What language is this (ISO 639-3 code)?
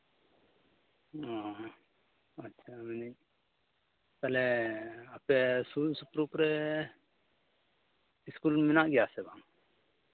sat